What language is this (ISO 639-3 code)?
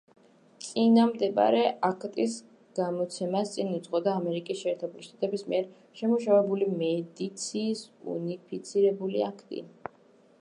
kat